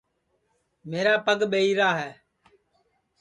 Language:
Sansi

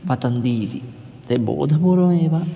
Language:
Sanskrit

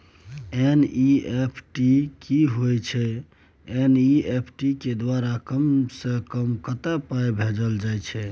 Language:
Maithili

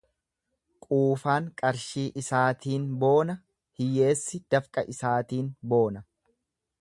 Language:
Oromo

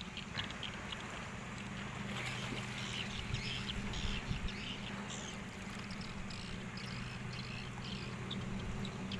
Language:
Indonesian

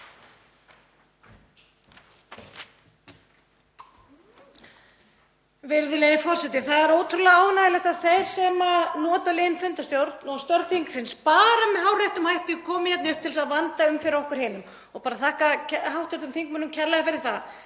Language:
Icelandic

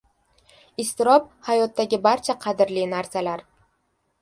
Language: Uzbek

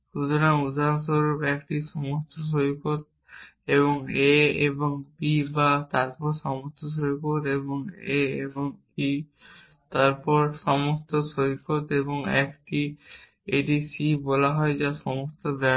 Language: Bangla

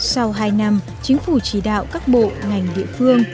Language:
Vietnamese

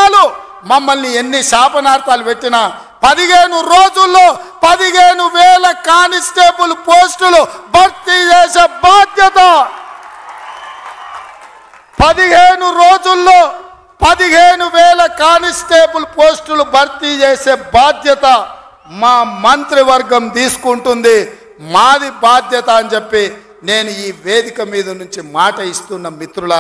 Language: Telugu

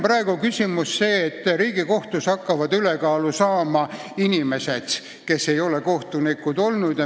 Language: Estonian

